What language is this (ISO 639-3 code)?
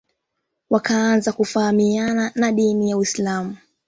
swa